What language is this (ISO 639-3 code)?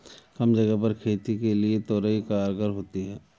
hin